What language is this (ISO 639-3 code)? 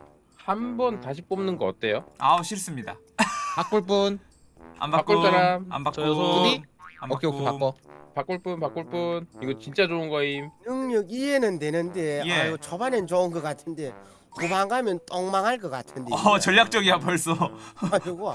kor